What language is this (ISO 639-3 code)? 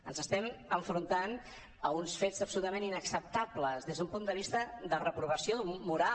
cat